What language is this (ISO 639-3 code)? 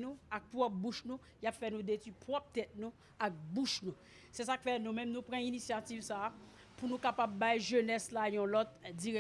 fra